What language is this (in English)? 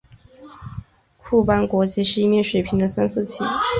Chinese